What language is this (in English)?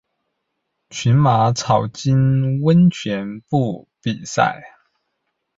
Chinese